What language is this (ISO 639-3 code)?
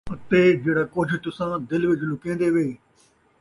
skr